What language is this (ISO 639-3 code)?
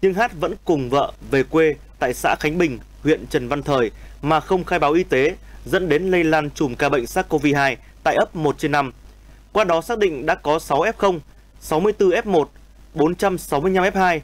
vie